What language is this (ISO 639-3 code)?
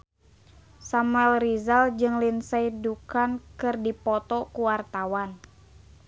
sun